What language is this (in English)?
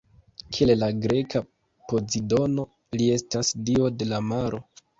Esperanto